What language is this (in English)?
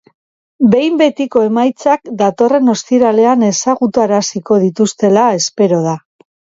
Basque